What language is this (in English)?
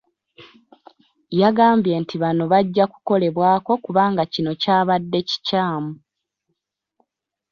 Ganda